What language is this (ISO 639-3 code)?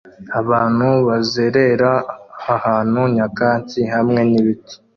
kin